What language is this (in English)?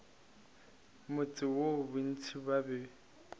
Northern Sotho